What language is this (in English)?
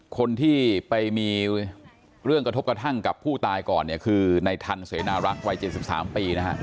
Thai